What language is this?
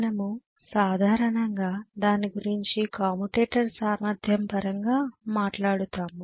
Telugu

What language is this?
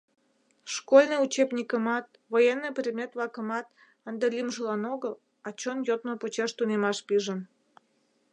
Mari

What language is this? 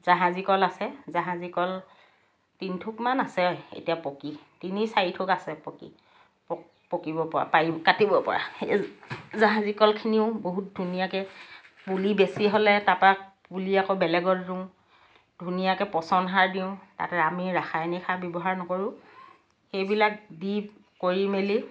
Assamese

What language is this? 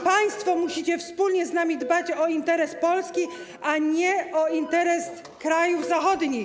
Polish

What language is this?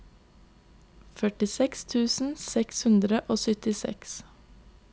Norwegian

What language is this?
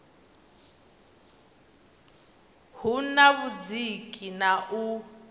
Venda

